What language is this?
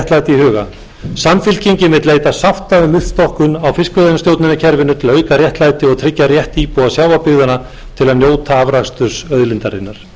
Icelandic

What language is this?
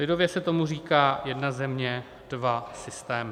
Czech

